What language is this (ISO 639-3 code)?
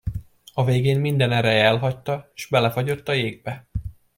hun